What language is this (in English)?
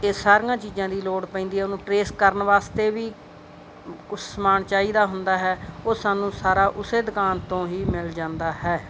Punjabi